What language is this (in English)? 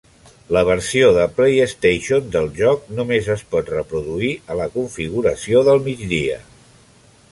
Catalan